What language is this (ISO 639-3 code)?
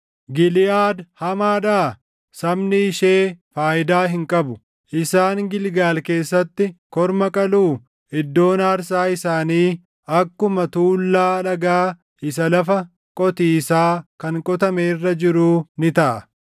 orm